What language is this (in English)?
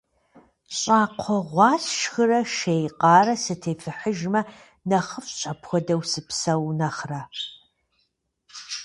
Kabardian